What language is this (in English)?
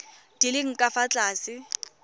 Tswana